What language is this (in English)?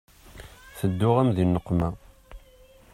Kabyle